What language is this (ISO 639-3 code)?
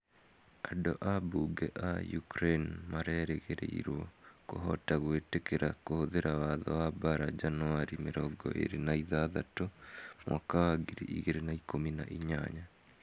kik